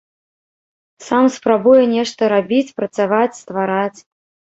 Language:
Belarusian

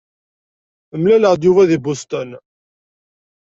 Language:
Kabyle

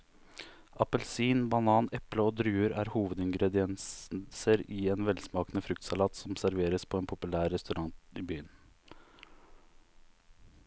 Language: Norwegian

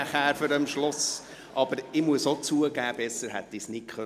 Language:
Swiss German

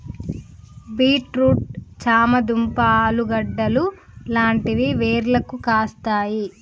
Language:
Telugu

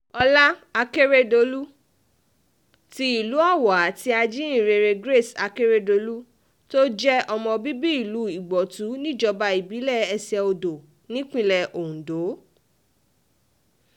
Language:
Yoruba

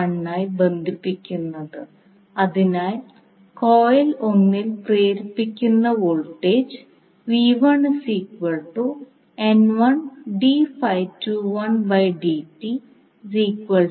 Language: Malayalam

